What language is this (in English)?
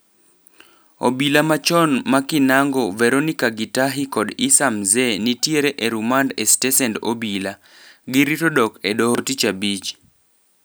Luo (Kenya and Tanzania)